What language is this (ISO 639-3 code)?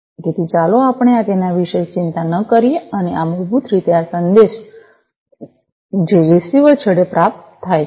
guj